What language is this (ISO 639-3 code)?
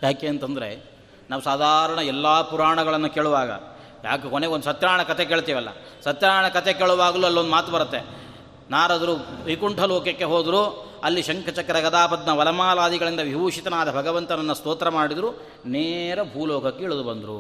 kan